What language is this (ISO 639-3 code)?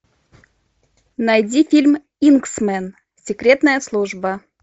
rus